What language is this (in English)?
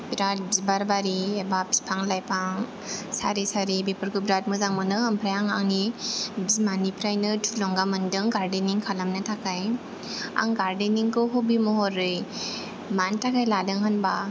Bodo